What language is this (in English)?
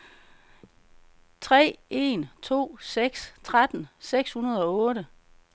Danish